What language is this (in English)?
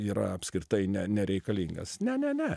Lithuanian